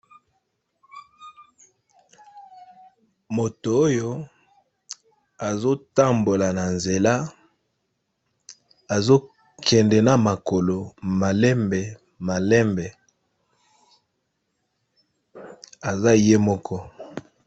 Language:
Lingala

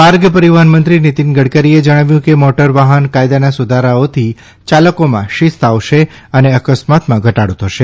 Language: Gujarati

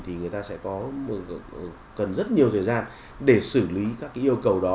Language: Vietnamese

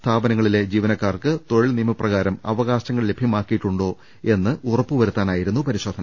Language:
Malayalam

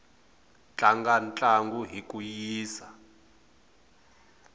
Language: Tsonga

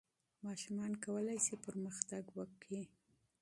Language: Pashto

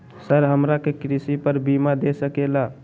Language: Magahi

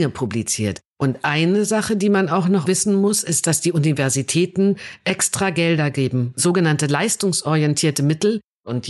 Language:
German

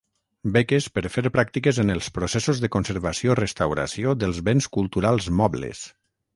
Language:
Catalan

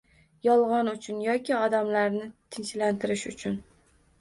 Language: Uzbek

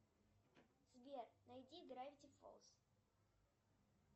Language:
Russian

